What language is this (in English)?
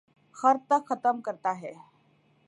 Urdu